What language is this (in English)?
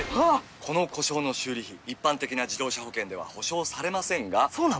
Japanese